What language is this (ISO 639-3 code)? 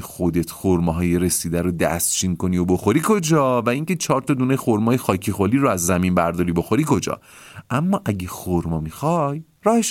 fas